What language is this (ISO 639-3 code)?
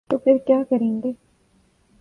urd